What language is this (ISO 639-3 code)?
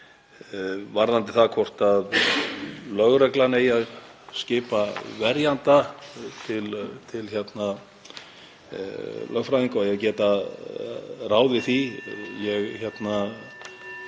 isl